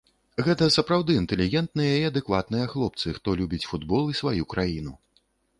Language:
Belarusian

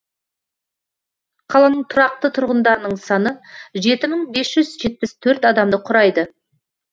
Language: Kazakh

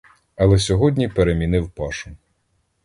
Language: Ukrainian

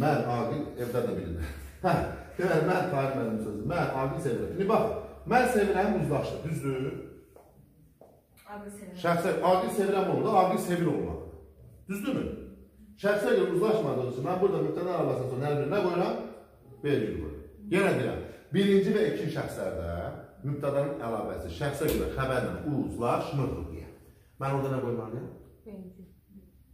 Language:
Turkish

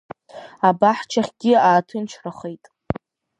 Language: Abkhazian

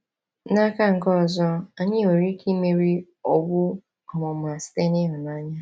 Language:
Igbo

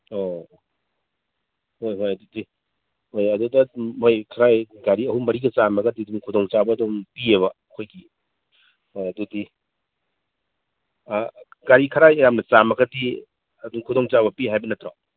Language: Manipuri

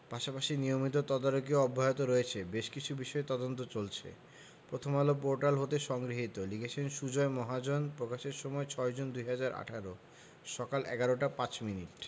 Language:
Bangla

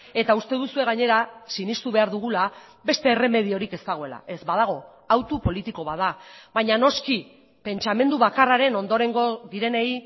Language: Basque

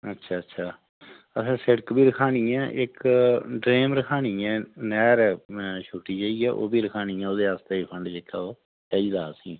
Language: Dogri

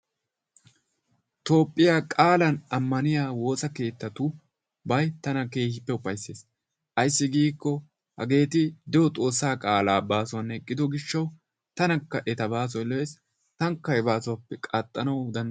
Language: Wolaytta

